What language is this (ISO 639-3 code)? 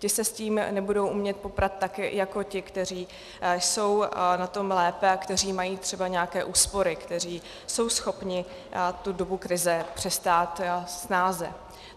ces